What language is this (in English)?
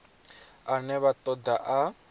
Venda